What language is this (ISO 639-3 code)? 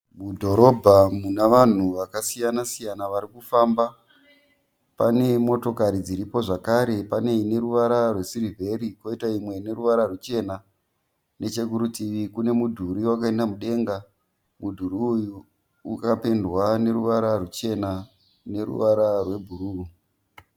sna